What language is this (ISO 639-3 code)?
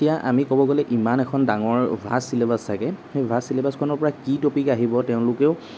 asm